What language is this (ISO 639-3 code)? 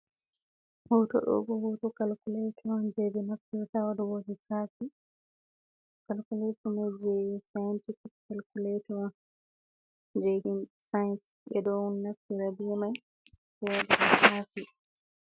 ful